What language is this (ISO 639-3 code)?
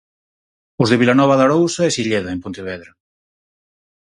glg